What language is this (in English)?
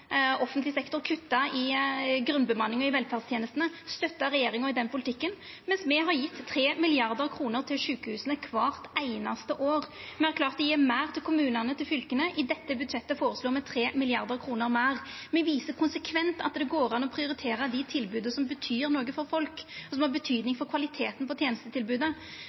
Norwegian Nynorsk